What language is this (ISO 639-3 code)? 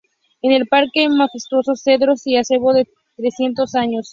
spa